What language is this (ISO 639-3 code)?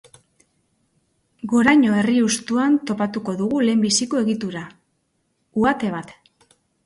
eus